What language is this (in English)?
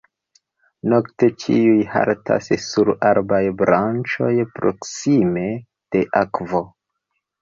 Esperanto